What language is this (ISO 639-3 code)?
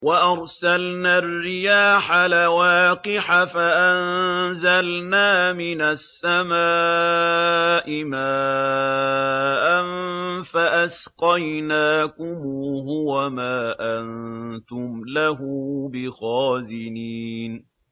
ara